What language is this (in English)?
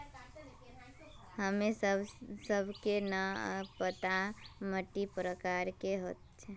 Magahi